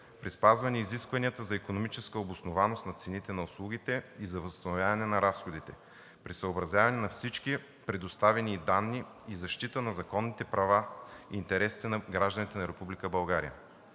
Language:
Bulgarian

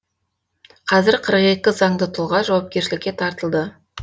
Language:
Kazakh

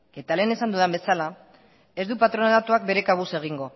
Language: Basque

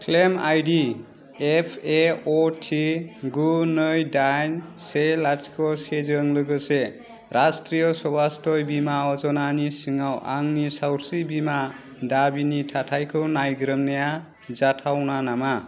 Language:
Bodo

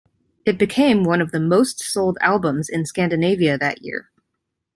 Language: English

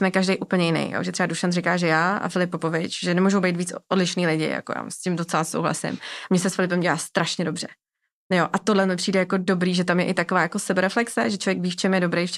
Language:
Czech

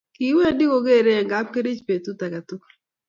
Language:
Kalenjin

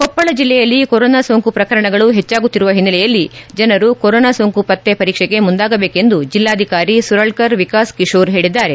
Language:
Kannada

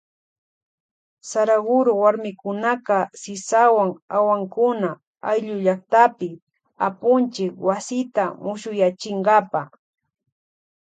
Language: Loja Highland Quichua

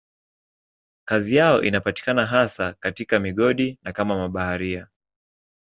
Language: Swahili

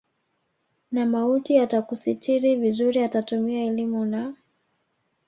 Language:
Swahili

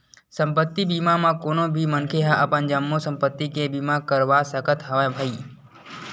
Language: Chhattisgarhi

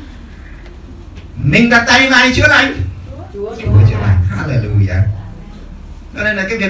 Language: Vietnamese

